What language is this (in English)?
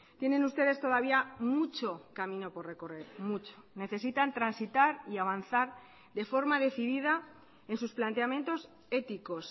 Spanish